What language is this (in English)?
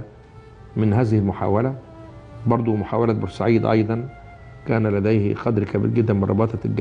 Arabic